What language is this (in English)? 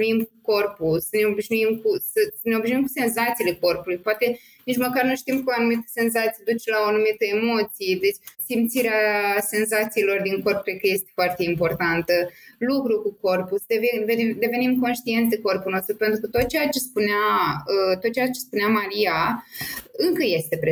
Romanian